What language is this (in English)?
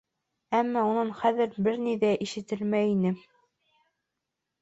Bashkir